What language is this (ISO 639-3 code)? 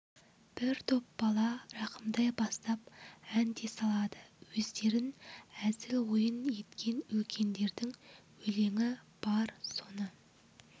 kaz